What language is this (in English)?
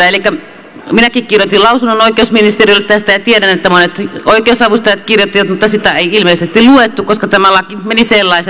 Finnish